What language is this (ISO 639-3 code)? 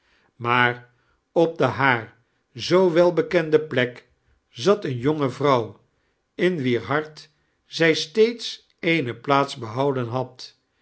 nld